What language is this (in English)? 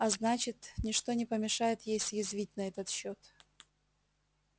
Russian